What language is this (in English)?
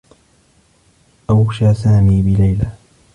Arabic